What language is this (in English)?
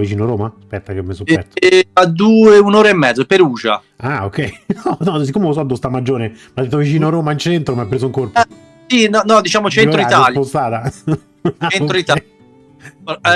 Italian